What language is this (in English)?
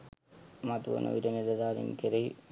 Sinhala